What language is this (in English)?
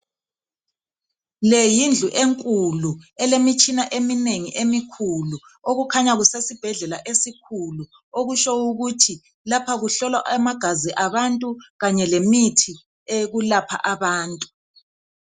North Ndebele